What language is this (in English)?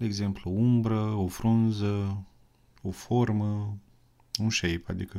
Romanian